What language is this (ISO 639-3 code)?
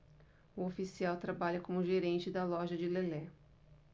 por